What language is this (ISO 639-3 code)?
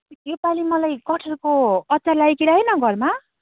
nep